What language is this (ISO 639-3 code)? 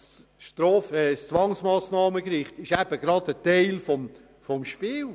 gsw